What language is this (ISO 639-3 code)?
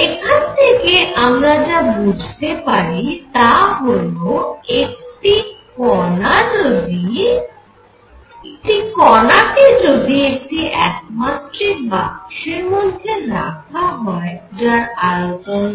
ben